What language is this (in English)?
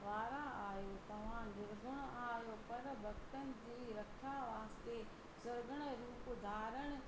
Sindhi